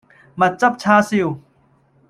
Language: Cantonese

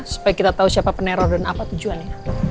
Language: Indonesian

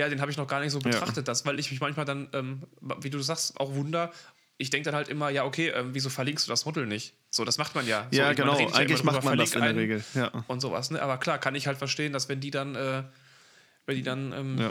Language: German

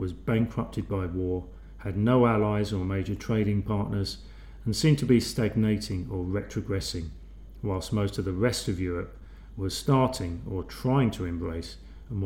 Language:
English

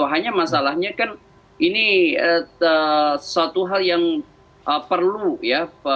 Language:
Indonesian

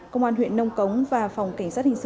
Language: Vietnamese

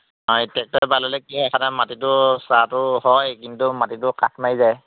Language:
Assamese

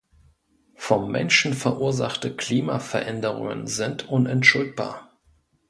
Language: German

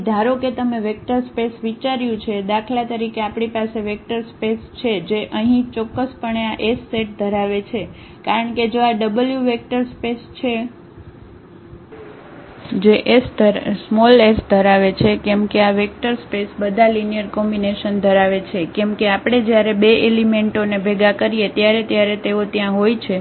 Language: Gujarati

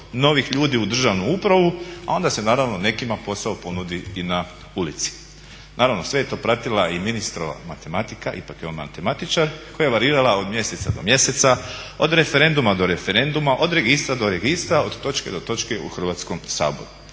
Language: Croatian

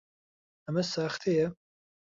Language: Central Kurdish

